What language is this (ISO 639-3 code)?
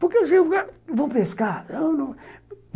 por